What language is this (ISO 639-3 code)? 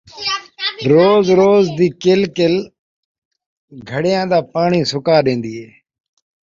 skr